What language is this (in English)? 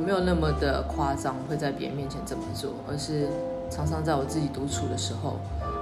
Chinese